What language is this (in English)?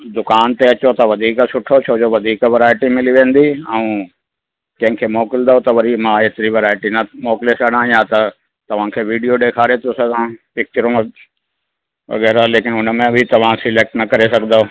Sindhi